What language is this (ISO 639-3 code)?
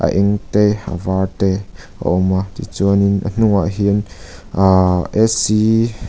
lus